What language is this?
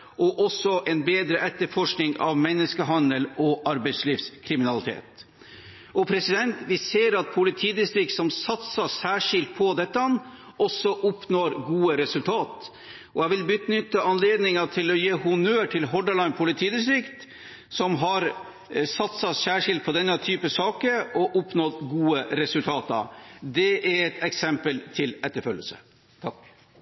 Norwegian Bokmål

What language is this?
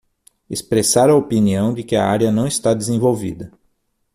Portuguese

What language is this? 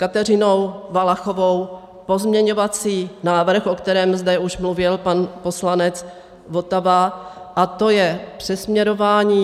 Czech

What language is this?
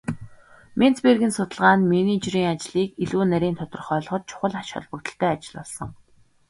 Mongolian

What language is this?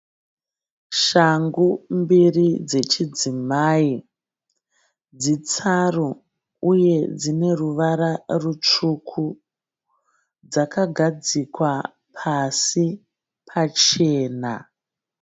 Shona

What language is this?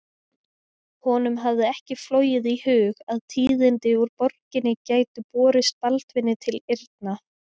Icelandic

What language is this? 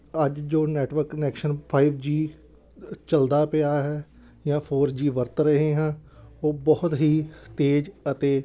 Punjabi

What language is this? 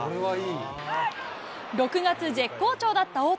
Japanese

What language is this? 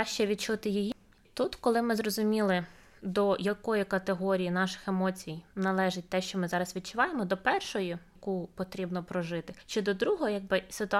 Ukrainian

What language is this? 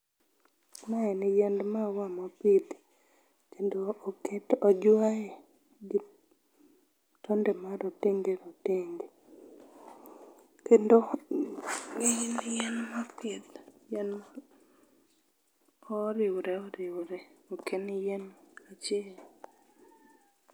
Luo (Kenya and Tanzania)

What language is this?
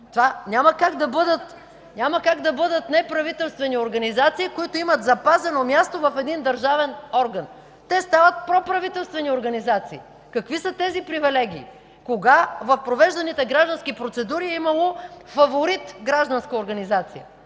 Bulgarian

